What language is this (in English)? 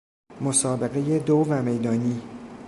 Persian